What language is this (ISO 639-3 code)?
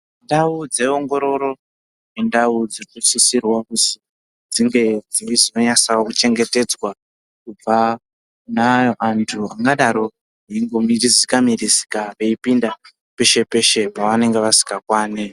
ndc